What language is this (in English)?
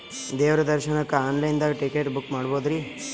Kannada